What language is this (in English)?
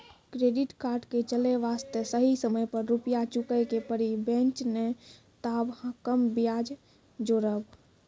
Maithili